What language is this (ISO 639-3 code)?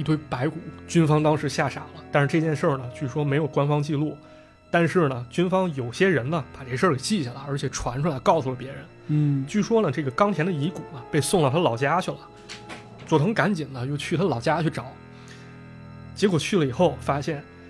zho